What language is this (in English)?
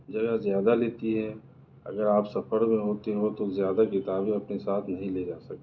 Urdu